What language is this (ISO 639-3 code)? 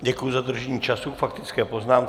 ces